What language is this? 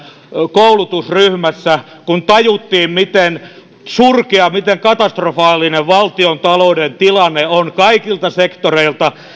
Finnish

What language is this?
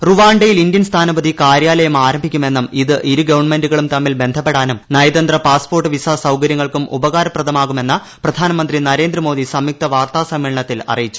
Malayalam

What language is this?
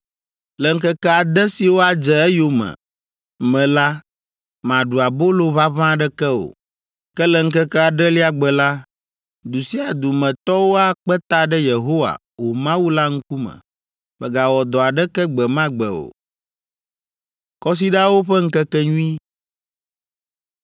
Ewe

